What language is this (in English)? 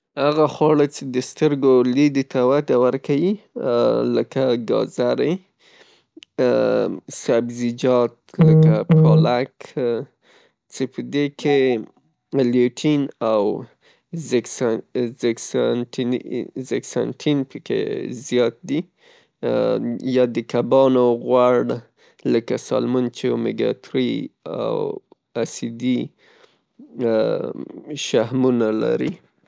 Pashto